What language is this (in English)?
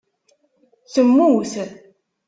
Kabyle